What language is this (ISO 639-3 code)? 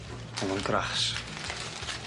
cym